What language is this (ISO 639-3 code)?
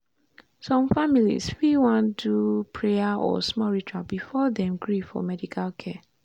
pcm